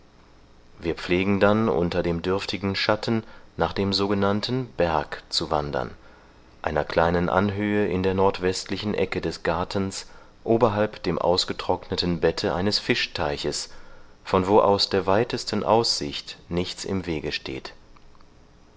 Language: German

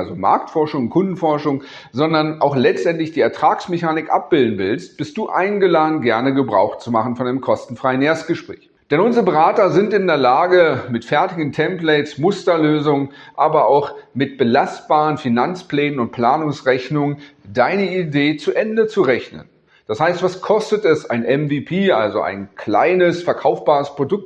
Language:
German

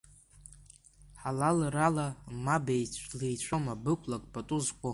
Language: Abkhazian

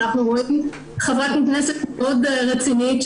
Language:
Hebrew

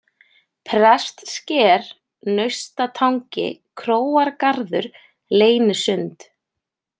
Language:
Icelandic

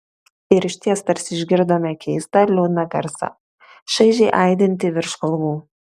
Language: Lithuanian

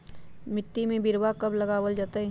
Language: Magahi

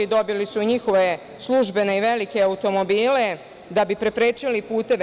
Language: Serbian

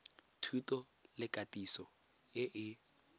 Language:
Tswana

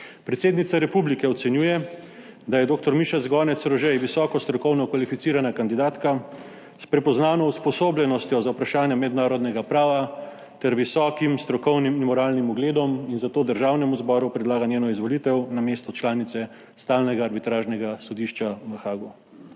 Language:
Slovenian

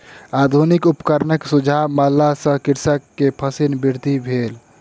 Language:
Maithili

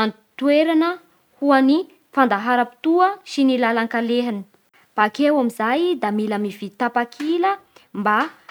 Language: Bara Malagasy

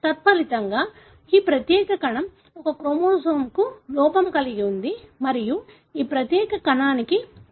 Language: Telugu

